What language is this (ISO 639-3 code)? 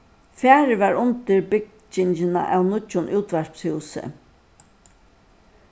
fao